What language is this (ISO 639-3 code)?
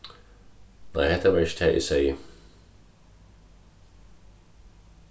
fao